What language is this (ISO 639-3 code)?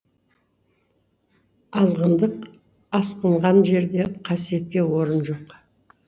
kaz